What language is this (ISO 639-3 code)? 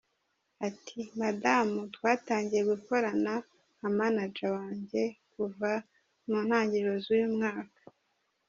kin